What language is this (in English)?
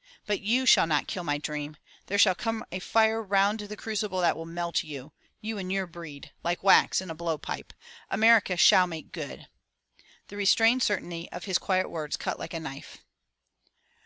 English